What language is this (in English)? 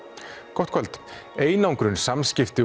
Icelandic